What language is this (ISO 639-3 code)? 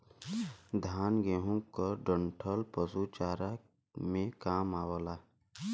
bho